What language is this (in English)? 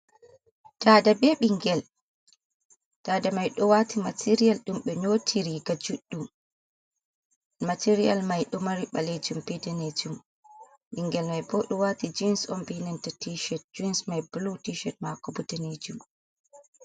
Fula